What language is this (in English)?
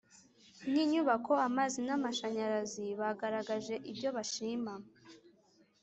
Kinyarwanda